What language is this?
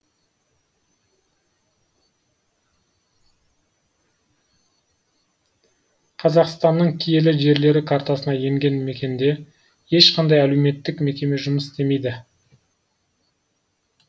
Kazakh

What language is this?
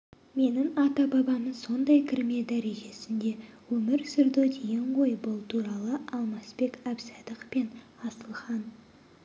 Kazakh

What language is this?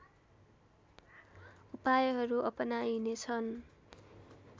Nepali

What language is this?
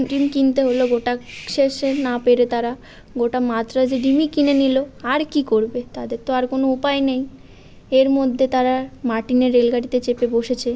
Bangla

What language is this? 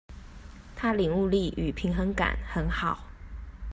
Chinese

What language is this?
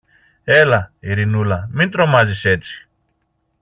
Greek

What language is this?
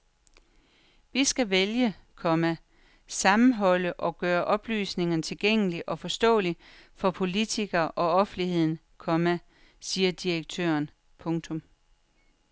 Danish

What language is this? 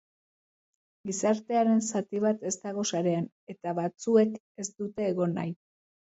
Basque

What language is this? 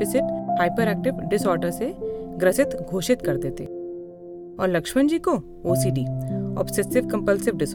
Hindi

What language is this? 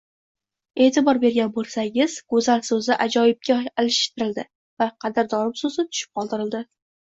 Uzbek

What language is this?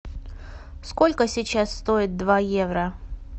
Russian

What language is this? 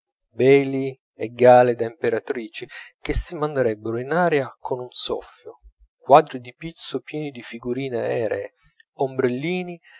Italian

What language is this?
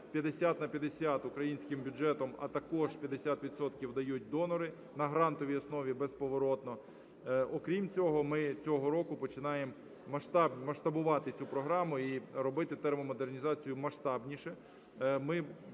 Ukrainian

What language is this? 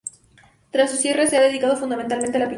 Spanish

